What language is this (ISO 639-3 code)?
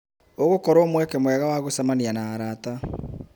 kik